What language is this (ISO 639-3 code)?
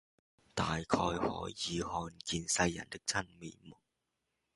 yue